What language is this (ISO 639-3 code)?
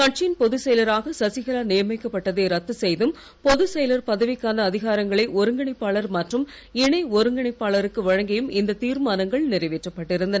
tam